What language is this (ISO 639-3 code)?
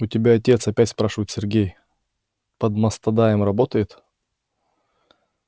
rus